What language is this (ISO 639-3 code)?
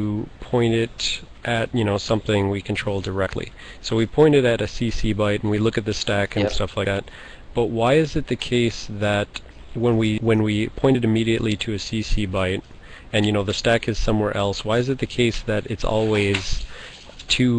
eng